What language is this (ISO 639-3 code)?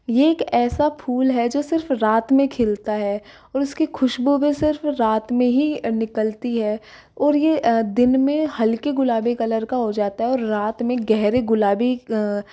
hin